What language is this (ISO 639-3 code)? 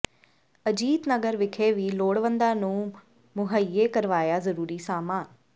pan